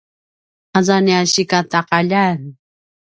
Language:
Paiwan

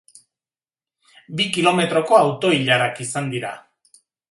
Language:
Basque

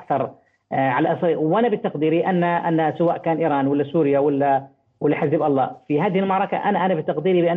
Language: Arabic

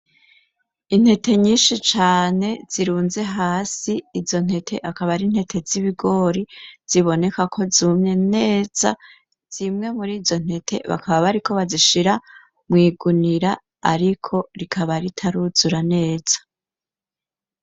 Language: Rundi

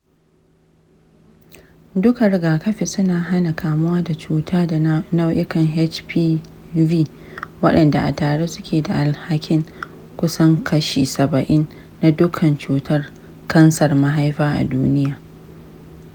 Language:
Hausa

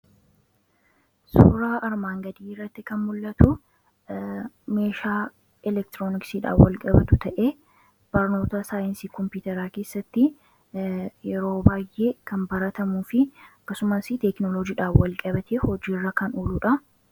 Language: Oromo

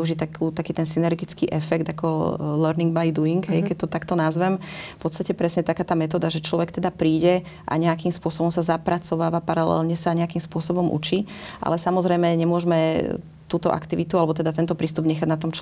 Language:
Slovak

